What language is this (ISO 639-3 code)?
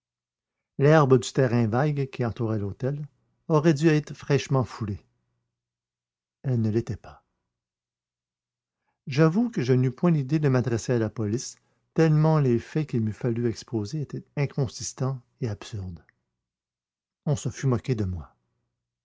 fra